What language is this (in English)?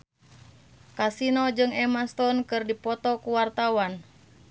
Sundanese